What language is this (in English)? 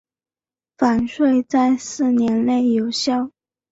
Chinese